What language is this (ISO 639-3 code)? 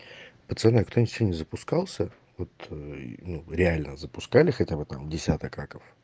rus